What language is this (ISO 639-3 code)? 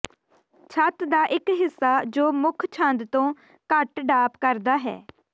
pan